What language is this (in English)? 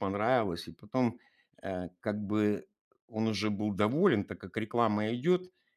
Russian